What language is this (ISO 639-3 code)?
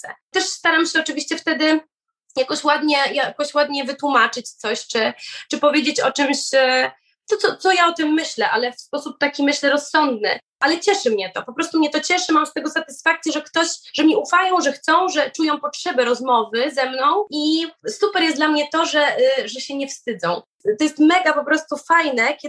pol